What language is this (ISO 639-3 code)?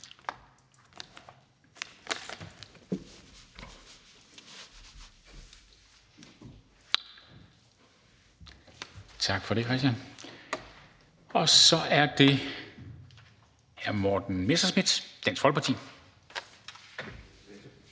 dan